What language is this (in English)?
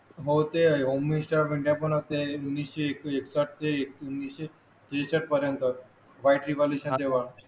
Marathi